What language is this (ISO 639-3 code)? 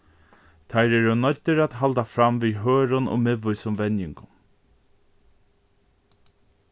fao